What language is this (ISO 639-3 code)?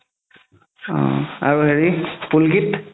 asm